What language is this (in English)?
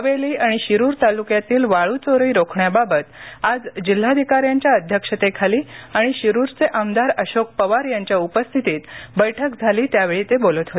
Marathi